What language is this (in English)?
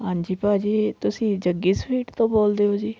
Punjabi